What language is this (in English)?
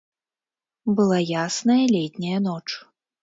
Belarusian